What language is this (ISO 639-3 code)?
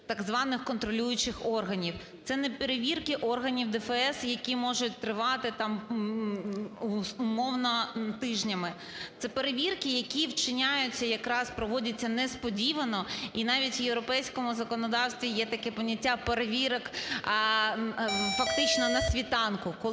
ukr